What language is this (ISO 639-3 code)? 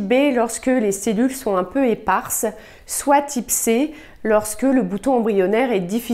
fra